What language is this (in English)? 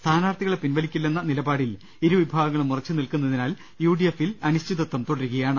Malayalam